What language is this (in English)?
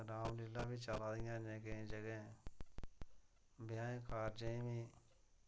Dogri